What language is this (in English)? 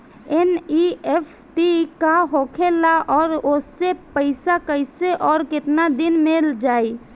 Bhojpuri